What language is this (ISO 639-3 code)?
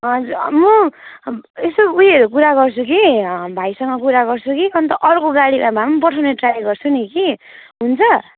nep